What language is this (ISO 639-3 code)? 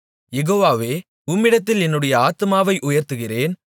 tam